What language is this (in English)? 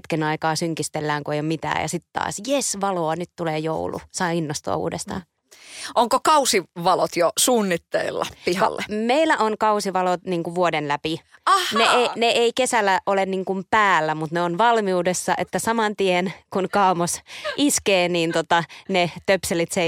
Finnish